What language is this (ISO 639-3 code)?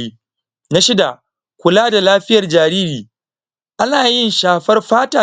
hau